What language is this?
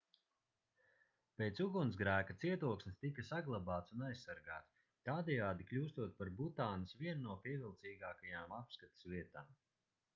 Latvian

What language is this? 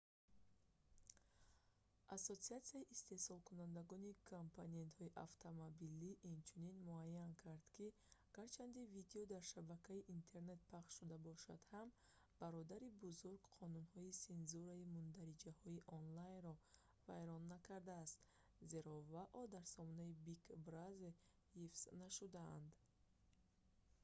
Tajik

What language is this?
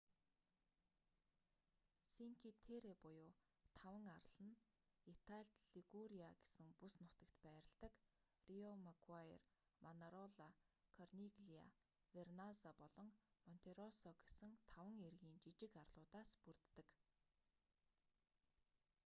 Mongolian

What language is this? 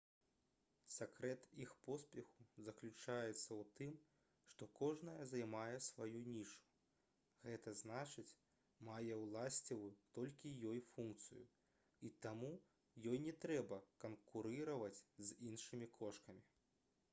Belarusian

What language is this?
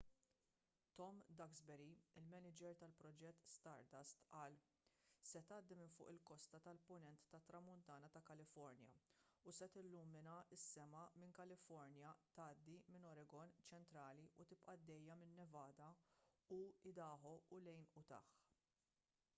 Maltese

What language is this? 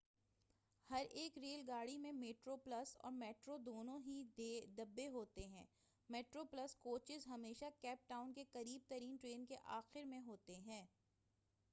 Urdu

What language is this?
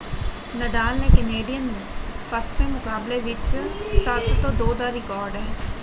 Punjabi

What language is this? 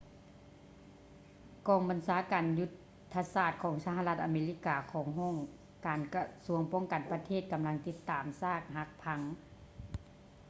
Lao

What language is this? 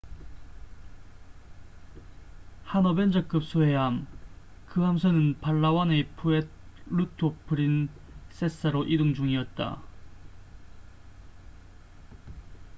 Korean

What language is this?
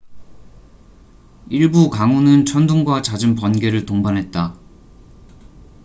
Korean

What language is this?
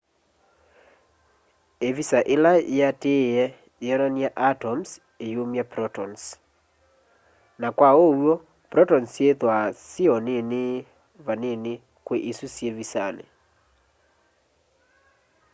Kamba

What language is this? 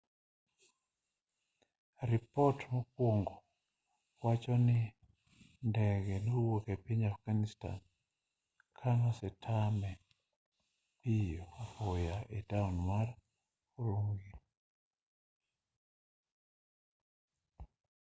Luo (Kenya and Tanzania)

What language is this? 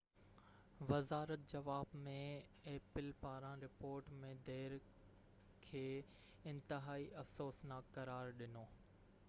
Sindhi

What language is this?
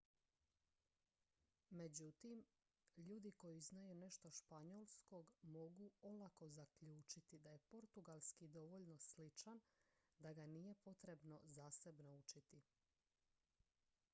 Croatian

